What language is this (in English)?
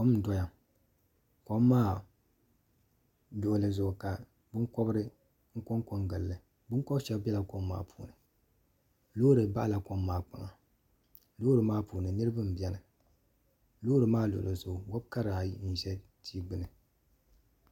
Dagbani